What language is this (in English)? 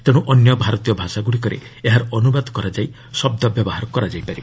Odia